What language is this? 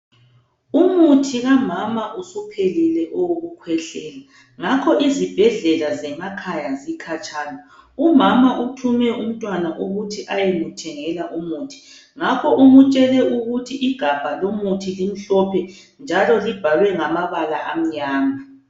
North Ndebele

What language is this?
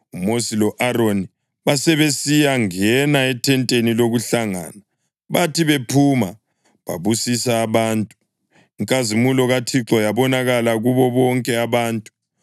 North Ndebele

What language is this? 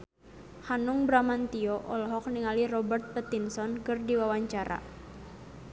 Sundanese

